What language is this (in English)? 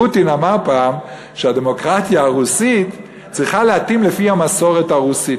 Hebrew